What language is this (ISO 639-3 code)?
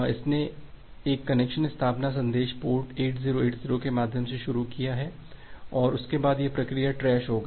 hin